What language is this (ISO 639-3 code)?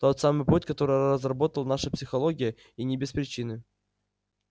rus